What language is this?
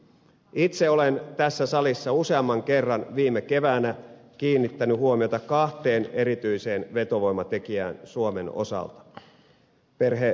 Finnish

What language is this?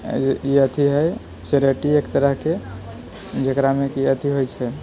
Maithili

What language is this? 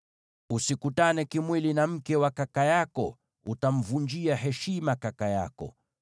Swahili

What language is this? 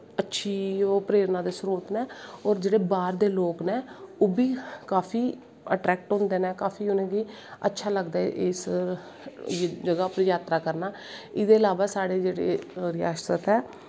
Dogri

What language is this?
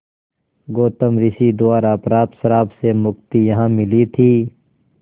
Hindi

